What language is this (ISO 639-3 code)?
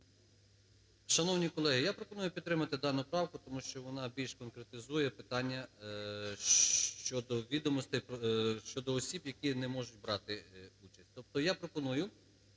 ukr